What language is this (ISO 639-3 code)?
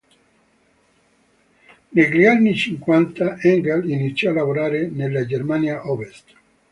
ita